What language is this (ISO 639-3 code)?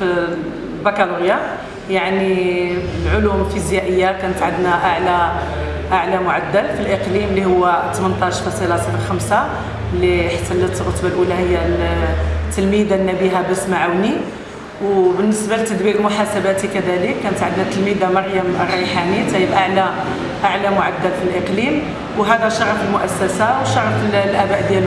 ara